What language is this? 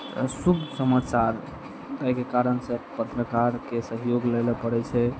Maithili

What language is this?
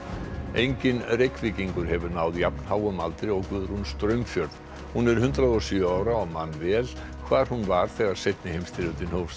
Icelandic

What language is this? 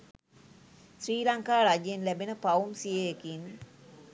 Sinhala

